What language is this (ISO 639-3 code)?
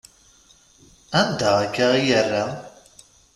kab